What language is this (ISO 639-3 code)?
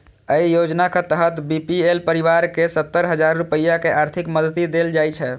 mai